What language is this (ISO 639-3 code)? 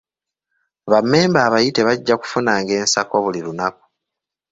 lug